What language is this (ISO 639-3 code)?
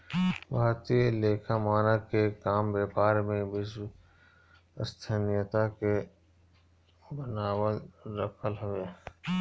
bho